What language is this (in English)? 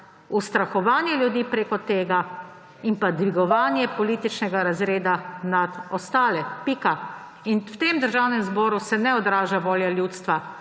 Slovenian